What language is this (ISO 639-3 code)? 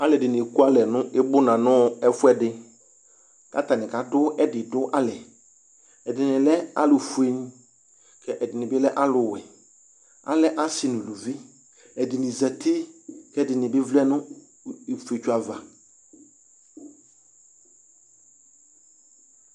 kpo